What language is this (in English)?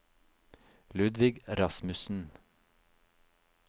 Norwegian